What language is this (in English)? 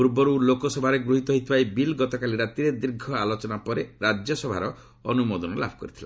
Odia